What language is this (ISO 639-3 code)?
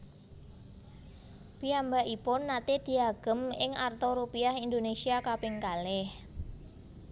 jav